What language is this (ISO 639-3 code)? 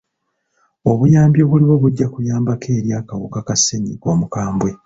lug